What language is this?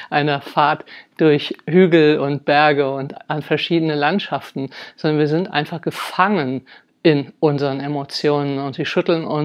German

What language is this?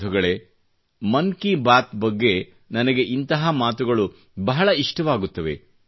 Kannada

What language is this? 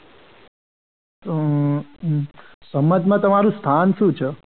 Gujarati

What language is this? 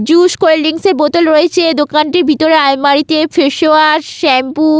Bangla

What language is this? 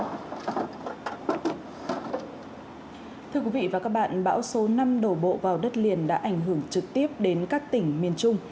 Vietnamese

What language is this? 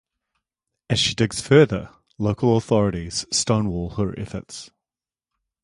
English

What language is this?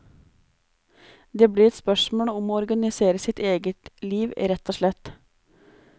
Norwegian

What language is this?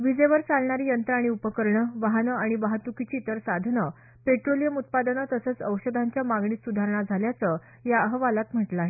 Marathi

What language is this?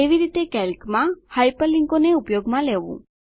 Gujarati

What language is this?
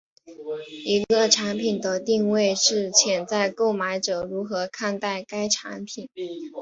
Chinese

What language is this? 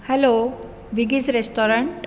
Konkani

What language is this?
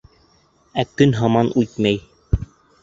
Bashkir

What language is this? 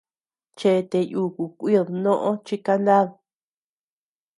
Tepeuxila Cuicatec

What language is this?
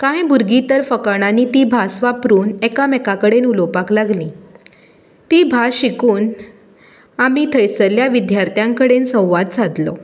Konkani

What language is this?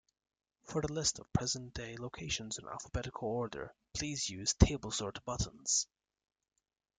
English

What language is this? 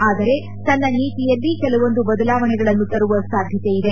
Kannada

